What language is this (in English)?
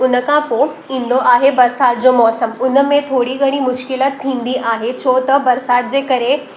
Sindhi